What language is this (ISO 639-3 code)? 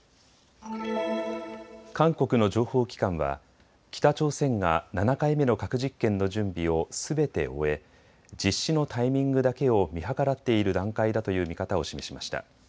jpn